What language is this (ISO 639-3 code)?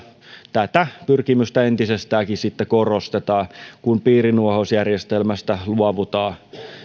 fin